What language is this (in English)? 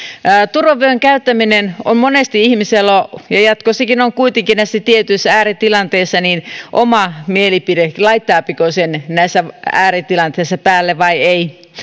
Finnish